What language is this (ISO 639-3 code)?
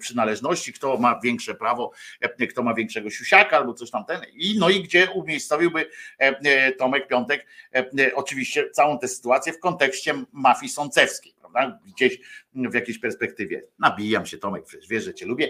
pol